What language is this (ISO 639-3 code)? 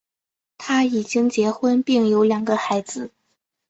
zho